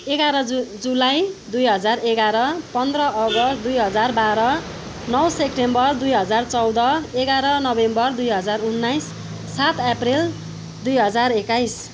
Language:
Nepali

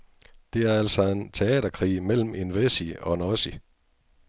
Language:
Danish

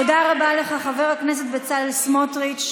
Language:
Hebrew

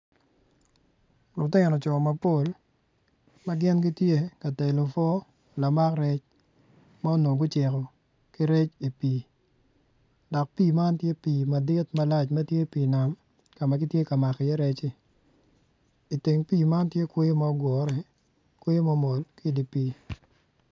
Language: Acoli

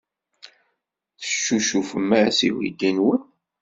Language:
Kabyle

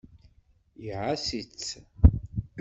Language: Kabyle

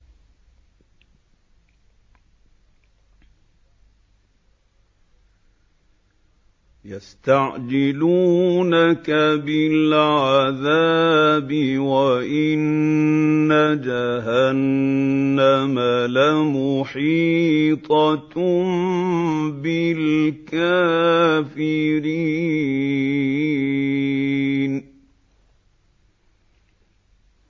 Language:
Arabic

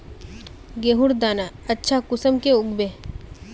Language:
Magahi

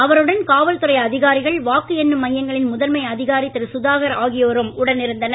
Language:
Tamil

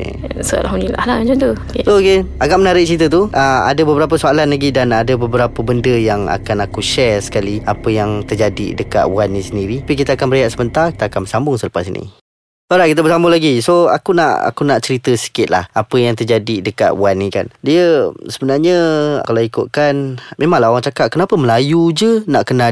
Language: Malay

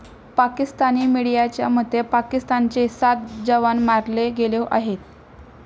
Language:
Marathi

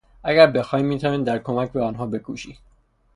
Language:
Persian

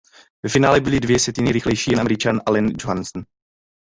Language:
Czech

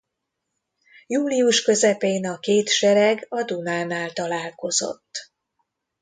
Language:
Hungarian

